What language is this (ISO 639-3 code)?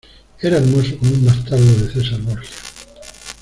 spa